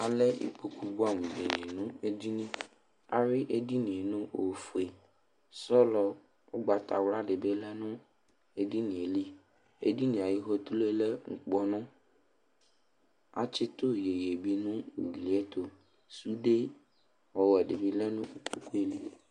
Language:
Ikposo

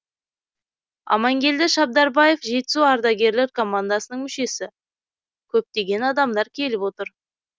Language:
Kazakh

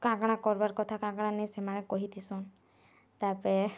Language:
Odia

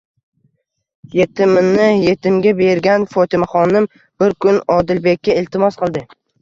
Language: Uzbek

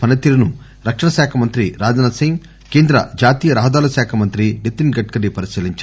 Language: Telugu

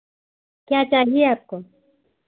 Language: Hindi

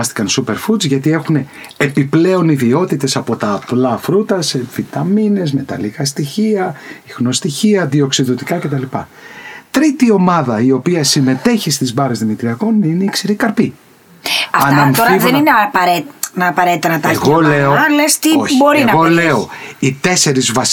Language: Greek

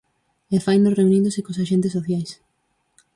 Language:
Galician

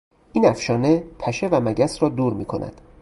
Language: Persian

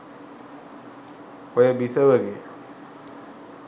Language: Sinhala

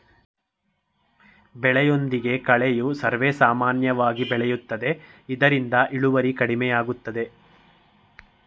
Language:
Kannada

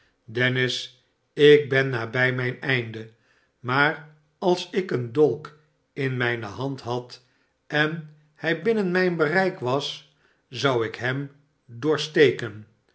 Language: Dutch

